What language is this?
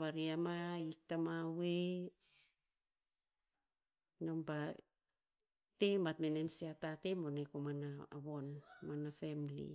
Tinputz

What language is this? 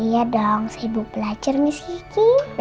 Indonesian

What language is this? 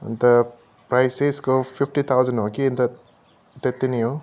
Nepali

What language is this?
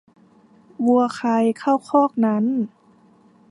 Thai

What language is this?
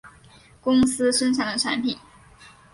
Chinese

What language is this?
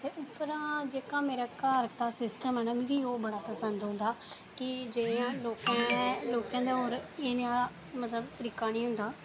Dogri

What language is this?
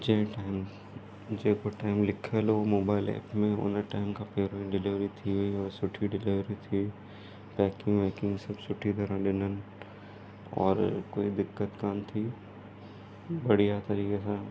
Sindhi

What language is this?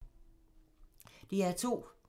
Danish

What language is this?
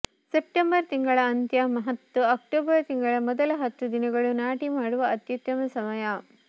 Kannada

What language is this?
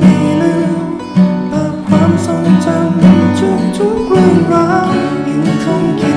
Vietnamese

